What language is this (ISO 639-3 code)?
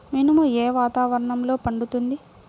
tel